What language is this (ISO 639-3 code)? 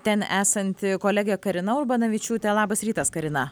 lit